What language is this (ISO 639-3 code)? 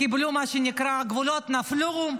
heb